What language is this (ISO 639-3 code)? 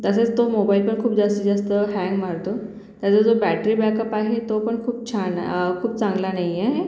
mar